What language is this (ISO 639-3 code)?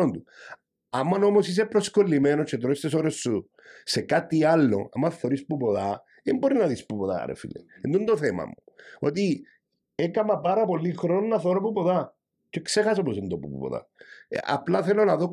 ell